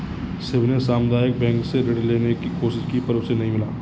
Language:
Hindi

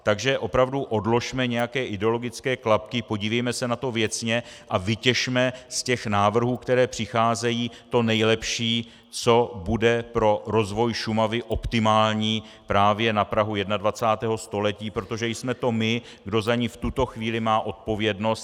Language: Czech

